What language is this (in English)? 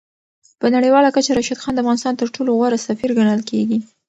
Pashto